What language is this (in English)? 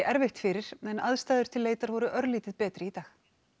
Icelandic